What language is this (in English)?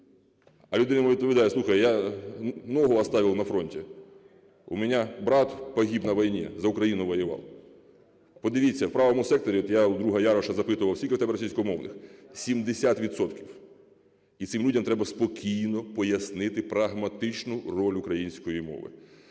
Ukrainian